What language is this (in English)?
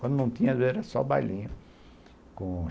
Portuguese